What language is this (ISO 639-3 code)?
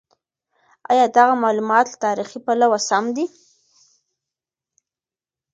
pus